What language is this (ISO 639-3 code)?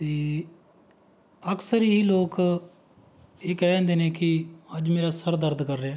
pan